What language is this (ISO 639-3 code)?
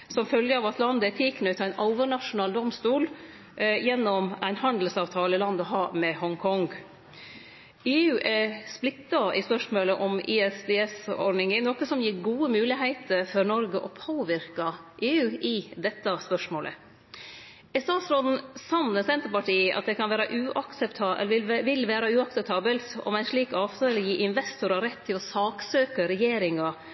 nno